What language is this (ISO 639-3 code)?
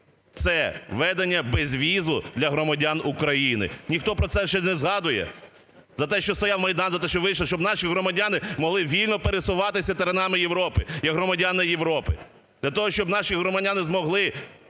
ukr